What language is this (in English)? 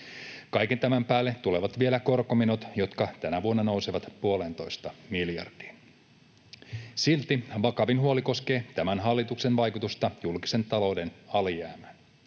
Finnish